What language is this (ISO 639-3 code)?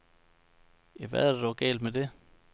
dan